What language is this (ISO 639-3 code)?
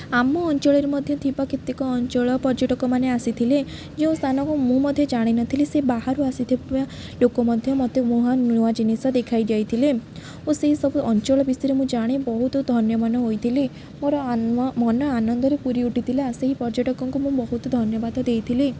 ori